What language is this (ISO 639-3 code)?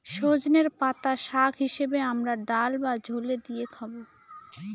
ben